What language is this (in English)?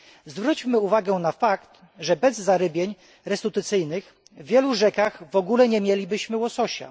Polish